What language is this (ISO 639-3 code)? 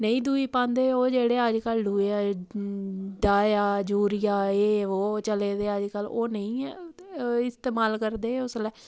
doi